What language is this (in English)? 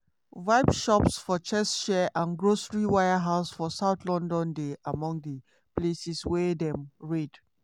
Nigerian Pidgin